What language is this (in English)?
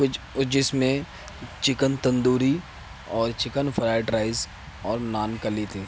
Urdu